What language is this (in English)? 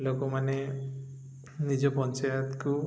Odia